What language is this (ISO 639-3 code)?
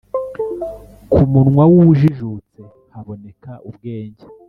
kin